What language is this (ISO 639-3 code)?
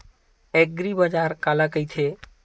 hne